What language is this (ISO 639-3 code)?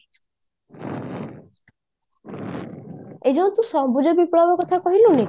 ori